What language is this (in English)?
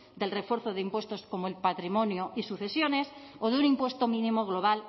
Spanish